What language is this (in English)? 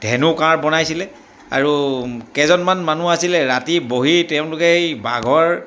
Assamese